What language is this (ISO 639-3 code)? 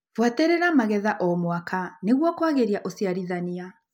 kik